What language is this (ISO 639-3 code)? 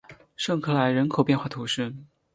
zho